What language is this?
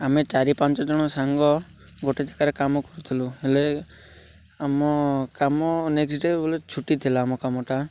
Odia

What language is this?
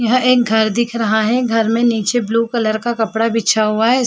Hindi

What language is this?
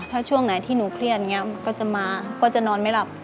Thai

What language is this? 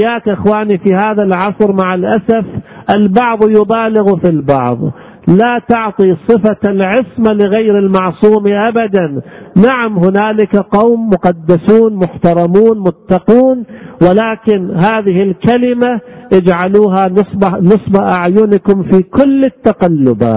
Arabic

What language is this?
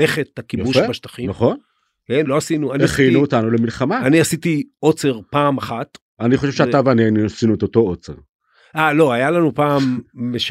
Hebrew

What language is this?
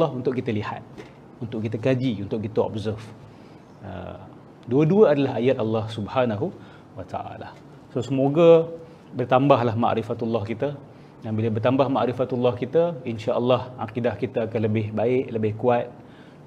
Malay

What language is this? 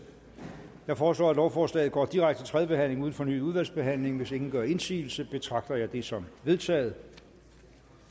Danish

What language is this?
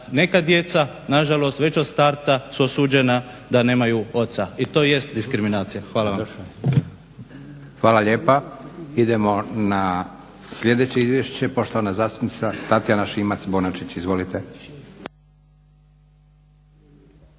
Croatian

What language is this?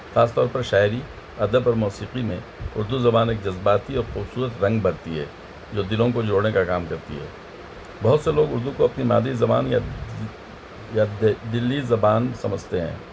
Urdu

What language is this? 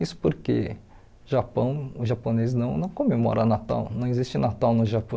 Portuguese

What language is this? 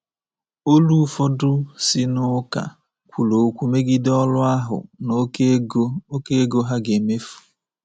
Igbo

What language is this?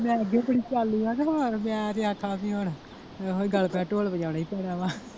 Punjabi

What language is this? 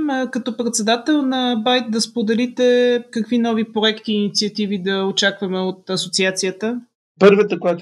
Bulgarian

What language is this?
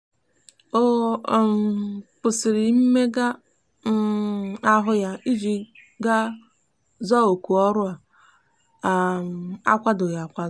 Igbo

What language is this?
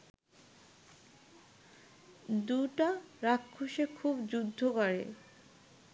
Bangla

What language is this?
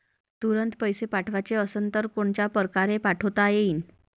Marathi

